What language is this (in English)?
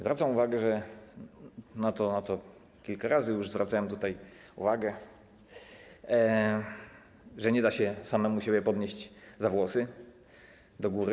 Polish